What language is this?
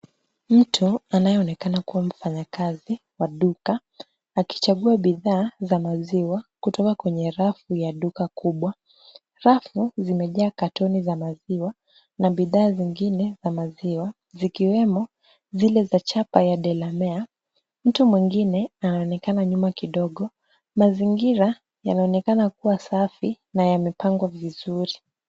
Swahili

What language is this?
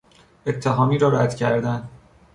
Persian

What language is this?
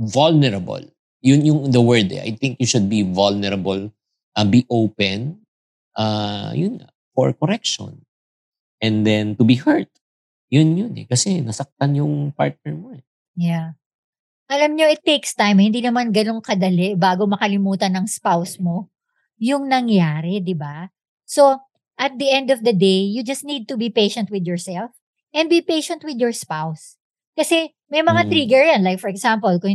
Filipino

